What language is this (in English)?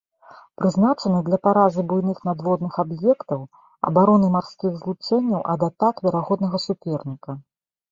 Belarusian